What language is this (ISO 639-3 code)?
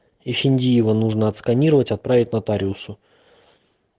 rus